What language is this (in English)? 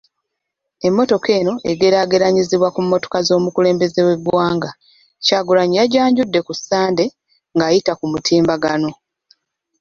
Ganda